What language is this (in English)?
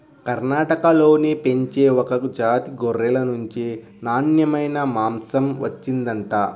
Telugu